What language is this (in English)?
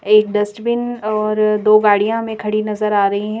Hindi